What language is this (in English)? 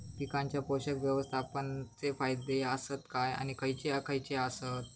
Marathi